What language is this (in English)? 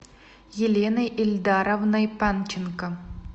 Russian